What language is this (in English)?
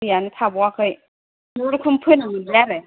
Bodo